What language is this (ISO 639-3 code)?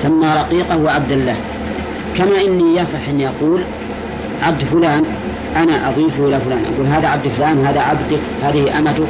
ara